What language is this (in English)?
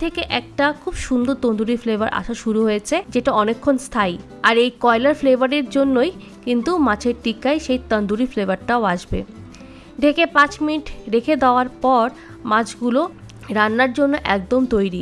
English